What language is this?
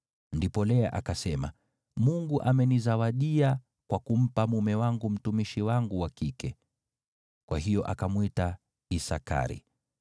Swahili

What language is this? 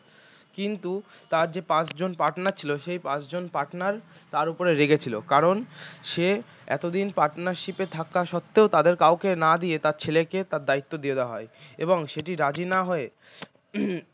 Bangla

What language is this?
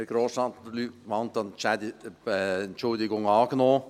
Swiss German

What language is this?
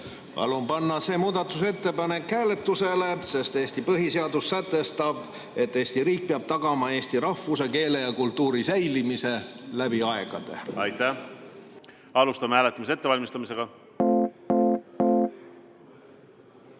Estonian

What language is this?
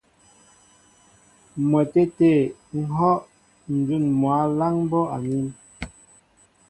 Mbo (Cameroon)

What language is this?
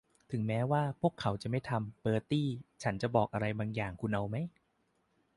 Thai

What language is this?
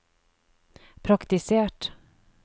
Norwegian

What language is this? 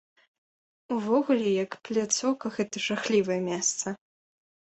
Belarusian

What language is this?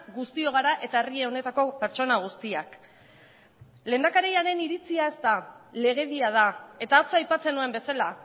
Basque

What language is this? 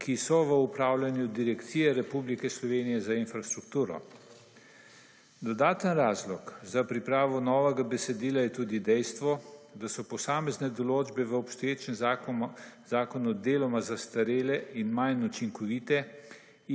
Slovenian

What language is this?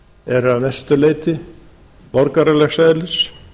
Icelandic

